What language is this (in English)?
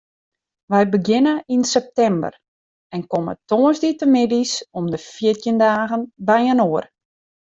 Western Frisian